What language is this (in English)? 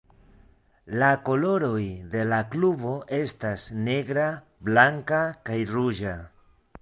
Esperanto